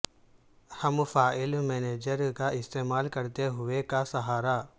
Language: Urdu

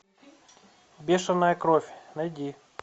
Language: Russian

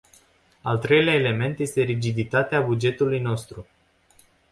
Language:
Romanian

